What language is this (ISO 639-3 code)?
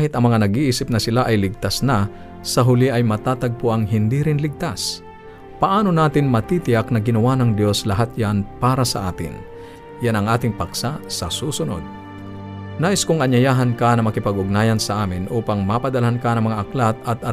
fil